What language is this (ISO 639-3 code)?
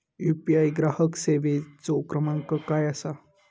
mar